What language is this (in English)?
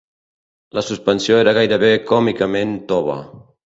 Catalan